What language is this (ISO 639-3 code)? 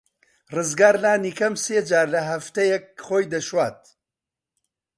ckb